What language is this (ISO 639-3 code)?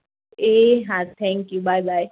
guj